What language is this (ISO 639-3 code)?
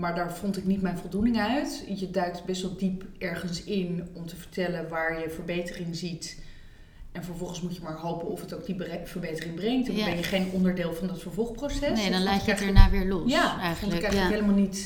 nld